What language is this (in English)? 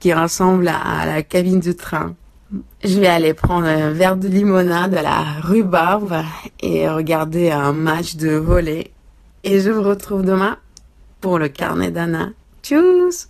French